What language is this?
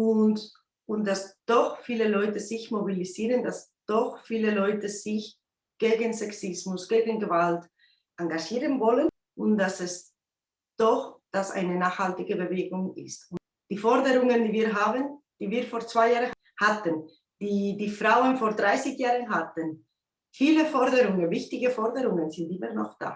German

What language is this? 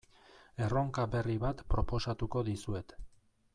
Basque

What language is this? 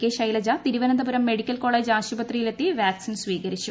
Malayalam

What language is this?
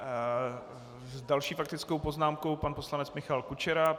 Czech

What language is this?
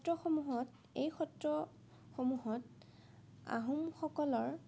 Assamese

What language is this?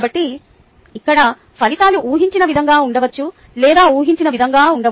Telugu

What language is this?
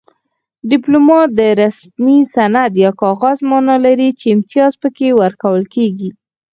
Pashto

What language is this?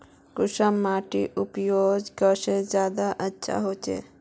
Magahi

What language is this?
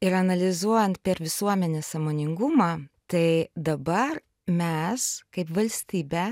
Lithuanian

